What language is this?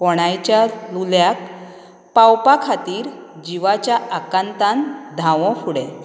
Konkani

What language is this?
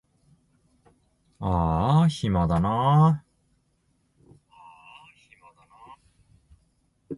Japanese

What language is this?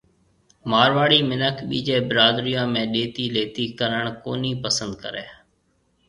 Marwari (Pakistan)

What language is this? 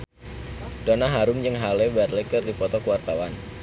Sundanese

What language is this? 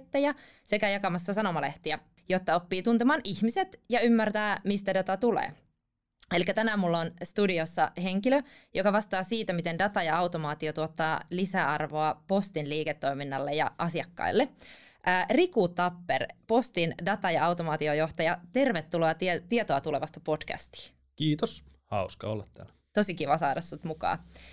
Finnish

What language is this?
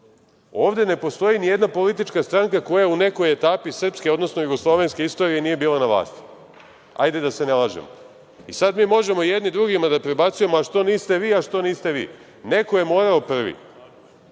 Serbian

